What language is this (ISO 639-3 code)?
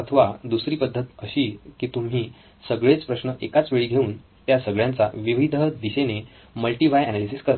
mar